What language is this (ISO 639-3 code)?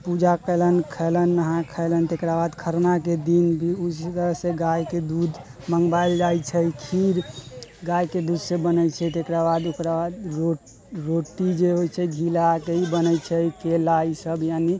mai